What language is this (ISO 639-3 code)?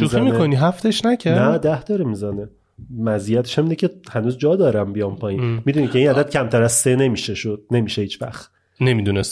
fas